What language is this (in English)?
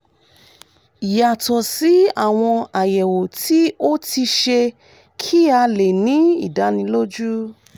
Yoruba